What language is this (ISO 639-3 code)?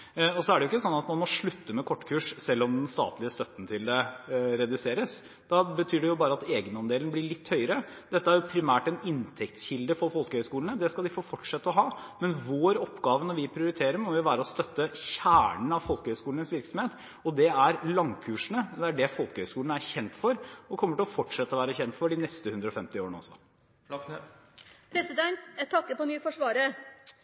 nob